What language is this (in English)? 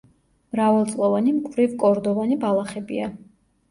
Georgian